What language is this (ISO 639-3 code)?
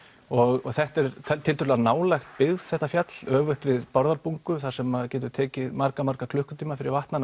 isl